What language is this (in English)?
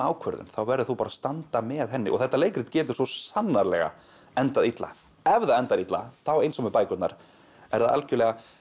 Icelandic